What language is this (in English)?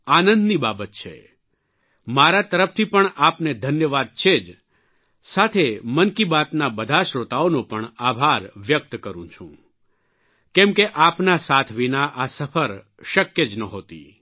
Gujarati